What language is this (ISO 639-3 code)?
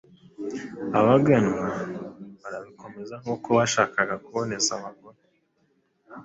kin